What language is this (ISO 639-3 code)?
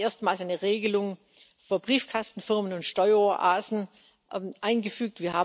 deu